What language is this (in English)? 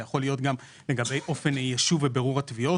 Hebrew